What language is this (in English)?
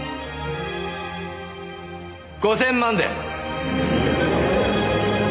Japanese